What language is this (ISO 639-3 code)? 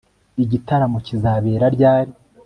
kin